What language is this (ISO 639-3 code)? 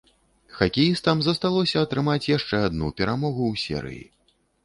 bel